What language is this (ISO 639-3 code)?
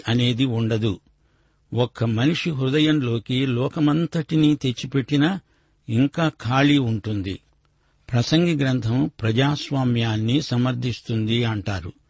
tel